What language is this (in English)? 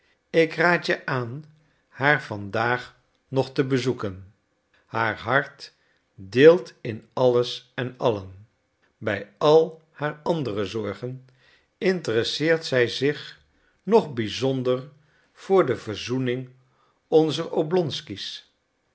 Dutch